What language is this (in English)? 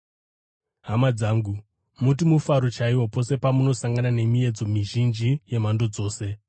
Shona